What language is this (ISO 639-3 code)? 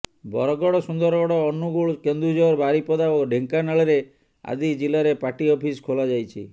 ori